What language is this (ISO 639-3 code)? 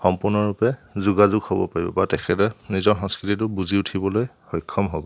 asm